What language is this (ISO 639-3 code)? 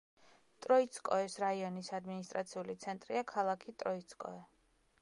kat